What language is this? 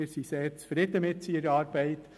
Swiss German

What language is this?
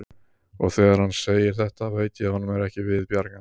Icelandic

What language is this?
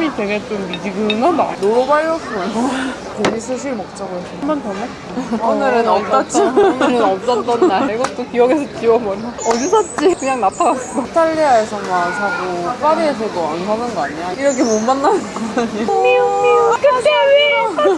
Korean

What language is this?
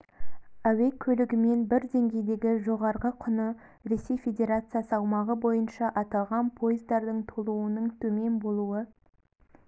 Kazakh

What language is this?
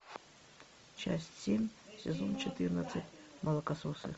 Russian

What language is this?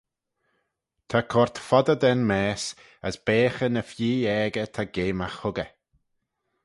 Manx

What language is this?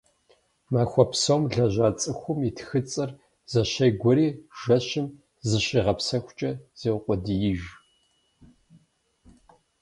Kabardian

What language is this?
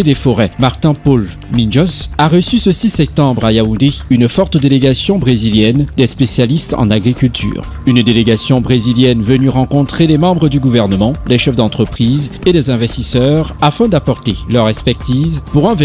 French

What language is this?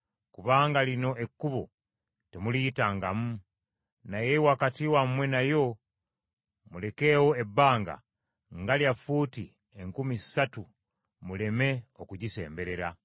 Ganda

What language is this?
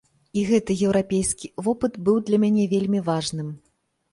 Belarusian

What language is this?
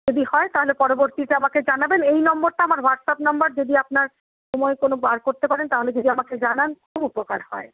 Bangla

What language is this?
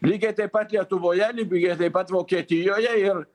Lithuanian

